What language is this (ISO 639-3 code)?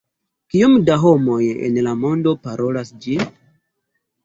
epo